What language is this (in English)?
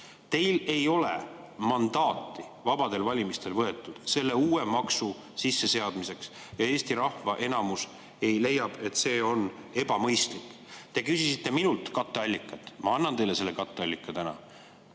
Estonian